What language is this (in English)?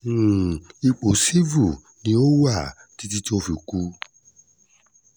Yoruba